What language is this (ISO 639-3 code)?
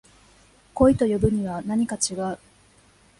jpn